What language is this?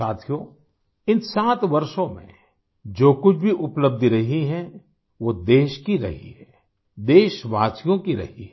Hindi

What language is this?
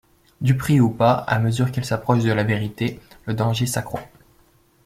French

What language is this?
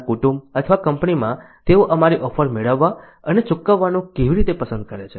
Gujarati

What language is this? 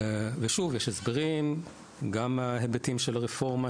Hebrew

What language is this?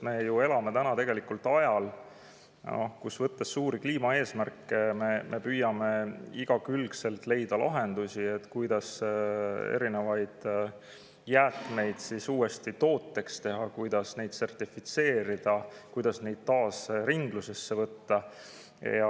Estonian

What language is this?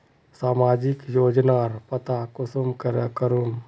Magahi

